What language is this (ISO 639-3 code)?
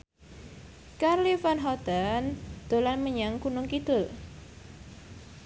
jav